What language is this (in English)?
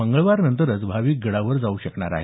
Marathi